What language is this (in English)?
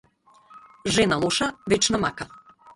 Macedonian